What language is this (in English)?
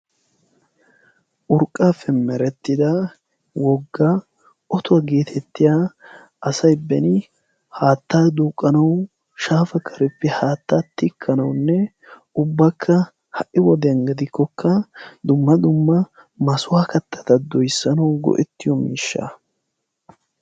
Wolaytta